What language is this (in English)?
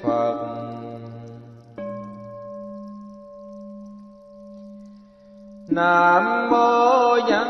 Vietnamese